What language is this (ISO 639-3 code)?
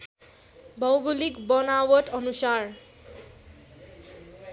nep